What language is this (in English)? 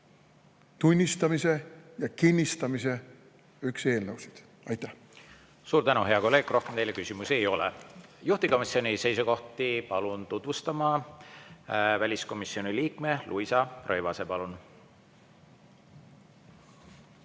Estonian